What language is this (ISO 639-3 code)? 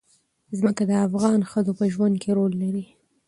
pus